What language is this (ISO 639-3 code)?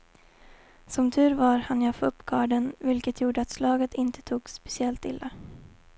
swe